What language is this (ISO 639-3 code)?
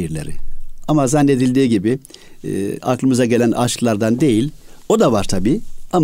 tur